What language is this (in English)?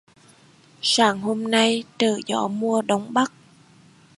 Vietnamese